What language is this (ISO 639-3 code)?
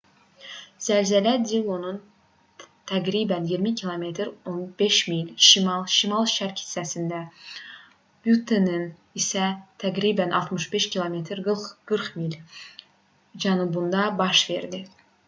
aze